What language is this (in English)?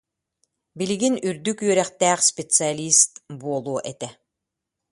Yakut